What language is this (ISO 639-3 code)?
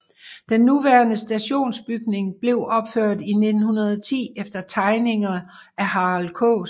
dan